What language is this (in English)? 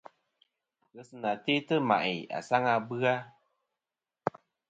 Kom